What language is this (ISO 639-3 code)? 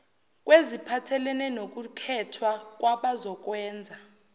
zul